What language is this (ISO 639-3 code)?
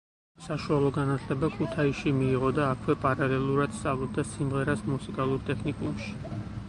kat